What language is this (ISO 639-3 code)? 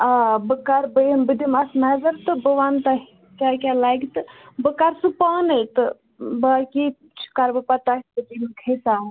kas